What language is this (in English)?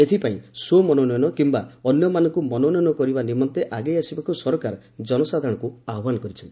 Odia